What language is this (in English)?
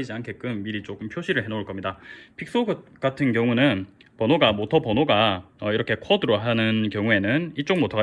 Korean